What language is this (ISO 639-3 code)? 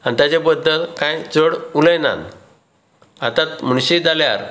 kok